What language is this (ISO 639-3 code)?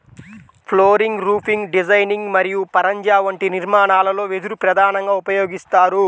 tel